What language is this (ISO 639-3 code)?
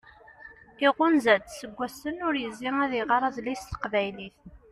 kab